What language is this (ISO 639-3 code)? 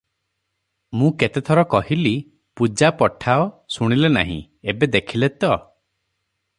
ori